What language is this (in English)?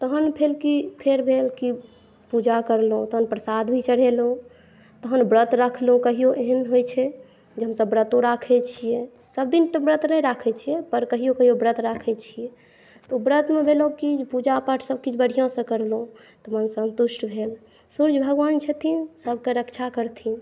Maithili